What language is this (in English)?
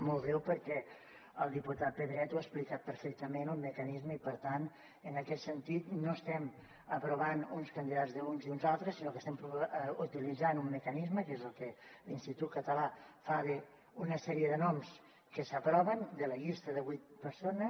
Catalan